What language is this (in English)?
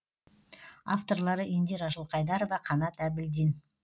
Kazakh